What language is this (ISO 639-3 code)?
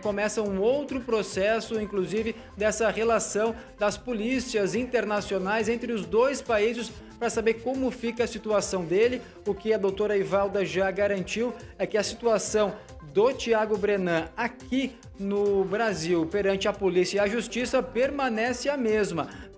por